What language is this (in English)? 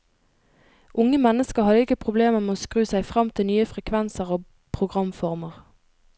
Norwegian